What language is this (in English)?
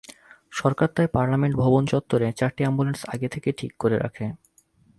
Bangla